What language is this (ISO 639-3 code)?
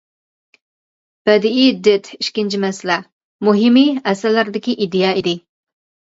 uig